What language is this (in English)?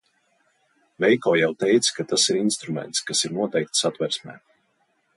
Latvian